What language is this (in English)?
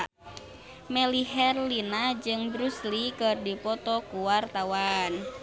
Sundanese